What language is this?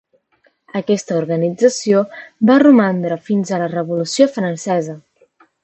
Catalan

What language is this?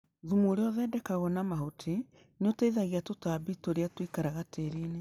Kikuyu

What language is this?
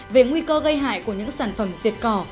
Vietnamese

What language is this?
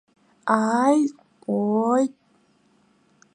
Abkhazian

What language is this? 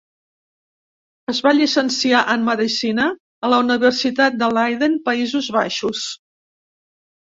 Catalan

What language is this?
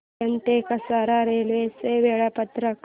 Marathi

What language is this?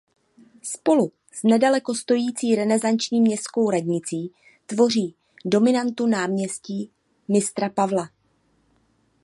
Czech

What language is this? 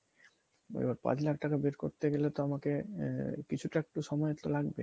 Bangla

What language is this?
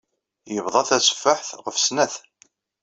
Kabyle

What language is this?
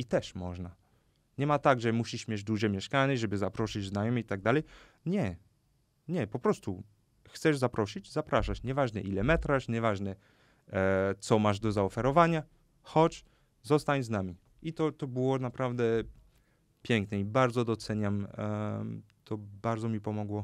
Polish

